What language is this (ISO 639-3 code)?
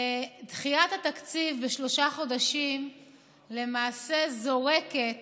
heb